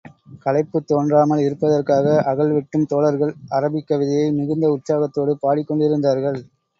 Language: Tamil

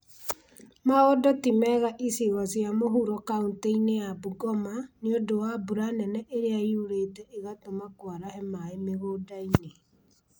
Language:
Kikuyu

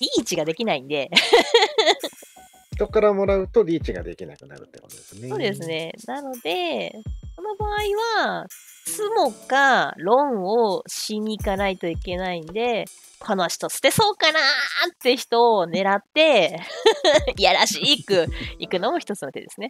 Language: Japanese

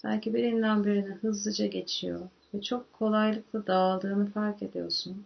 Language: Turkish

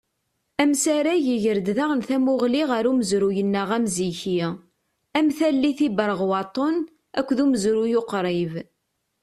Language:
Kabyle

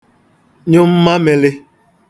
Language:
Igbo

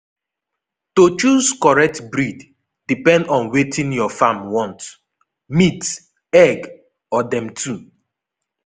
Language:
Nigerian Pidgin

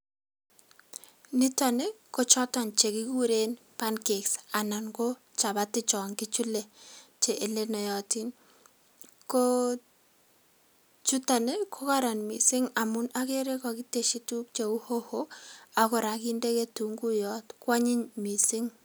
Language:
Kalenjin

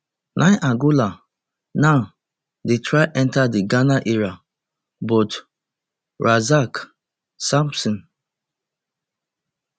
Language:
Nigerian Pidgin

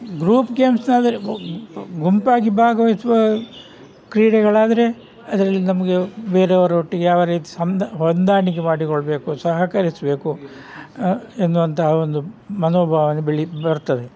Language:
Kannada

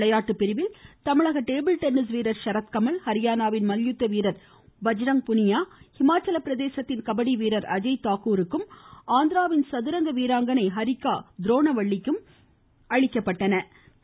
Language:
Tamil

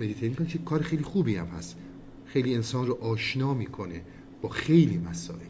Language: Persian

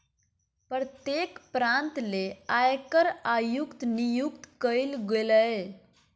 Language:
Magahi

